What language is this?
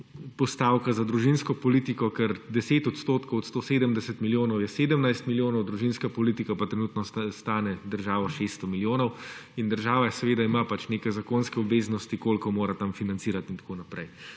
Slovenian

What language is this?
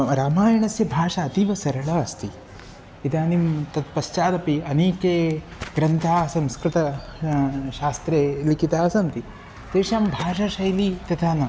Sanskrit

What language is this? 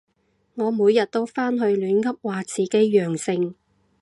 Cantonese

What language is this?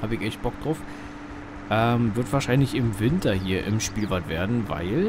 German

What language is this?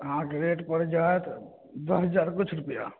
Maithili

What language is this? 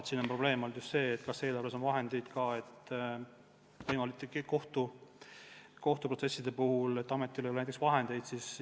Estonian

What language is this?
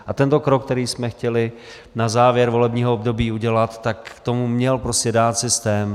Czech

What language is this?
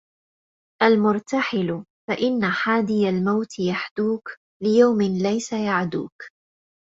Arabic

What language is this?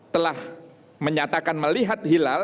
Indonesian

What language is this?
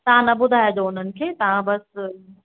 Sindhi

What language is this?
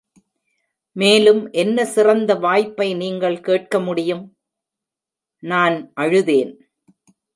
Tamil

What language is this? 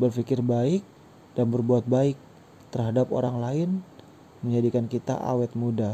Indonesian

